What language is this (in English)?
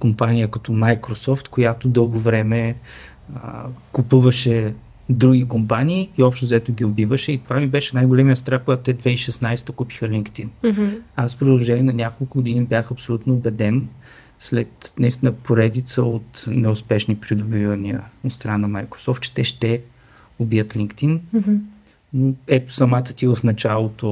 Bulgarian